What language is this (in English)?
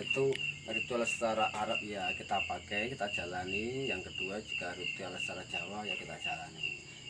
Indonesian